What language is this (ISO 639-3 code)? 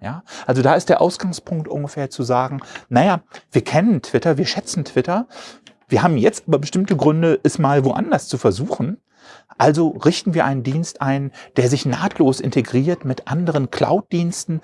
deu